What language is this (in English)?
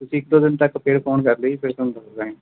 Punjabi